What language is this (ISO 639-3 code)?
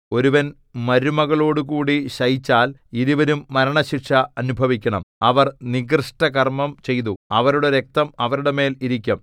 mal